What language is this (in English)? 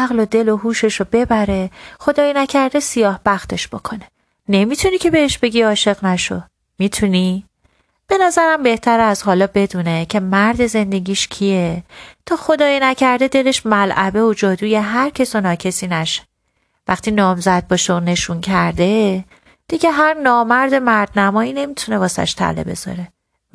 Persian